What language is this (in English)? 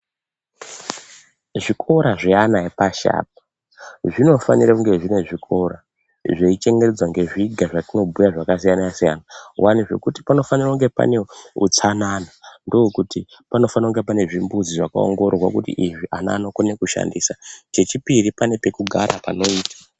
Ndau